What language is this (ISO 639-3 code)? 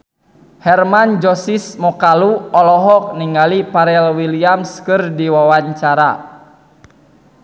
sun